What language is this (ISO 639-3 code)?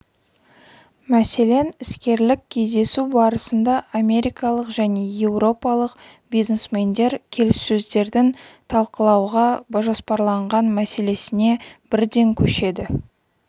kaz